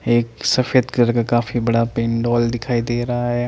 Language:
Hindi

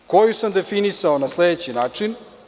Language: Serbian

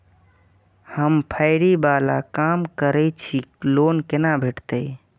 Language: Maithili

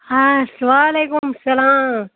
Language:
Kashmiri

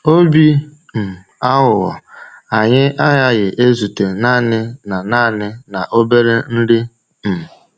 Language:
Igbo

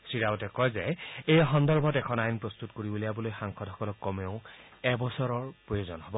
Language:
Assamese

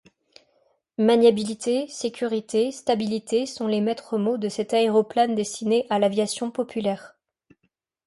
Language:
French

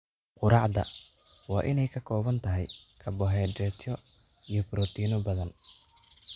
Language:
Somali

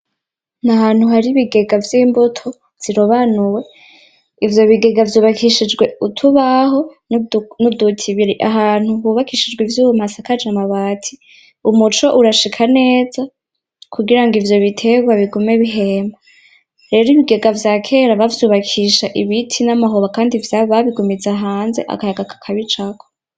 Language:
Rundi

